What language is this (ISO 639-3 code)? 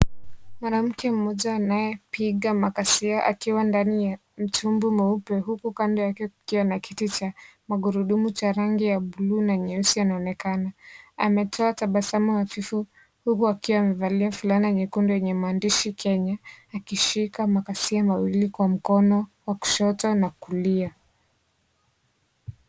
swa